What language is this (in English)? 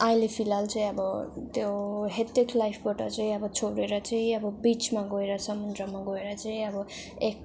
Nepali